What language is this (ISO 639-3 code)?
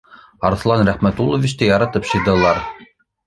bak